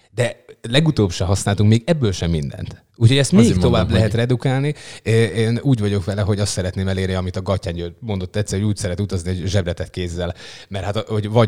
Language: Hungarian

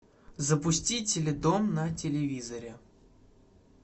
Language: Russian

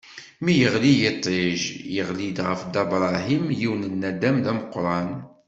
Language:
Kabyle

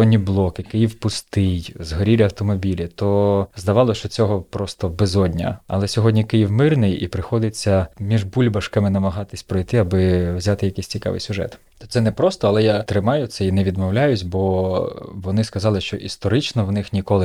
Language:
Ukrainian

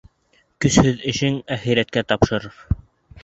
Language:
Bashkir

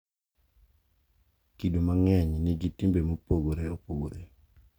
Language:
Luo (Kenya and Tanzania)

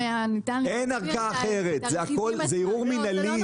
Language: Hebrew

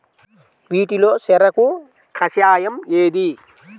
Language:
Telugu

